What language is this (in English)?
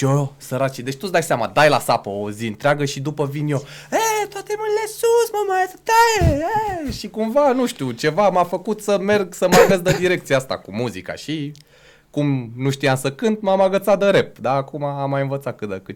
Romanian